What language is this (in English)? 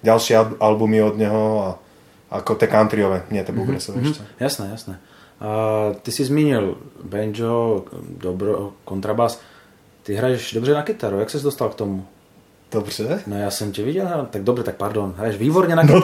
Czech